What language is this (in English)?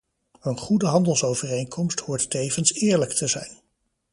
Dutch